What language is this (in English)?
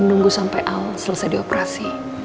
Indonesian